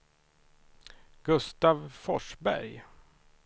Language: Swedish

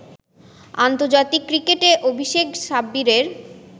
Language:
Bangla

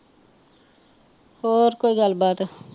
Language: Punjabi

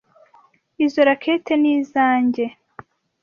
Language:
Kinyarwanda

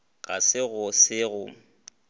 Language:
Northern Sotho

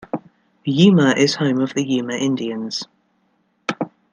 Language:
English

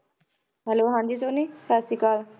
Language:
Punjabi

